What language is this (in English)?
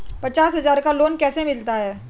Hindi